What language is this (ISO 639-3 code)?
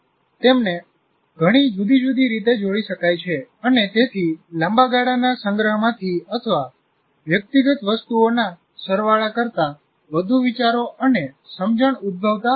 guj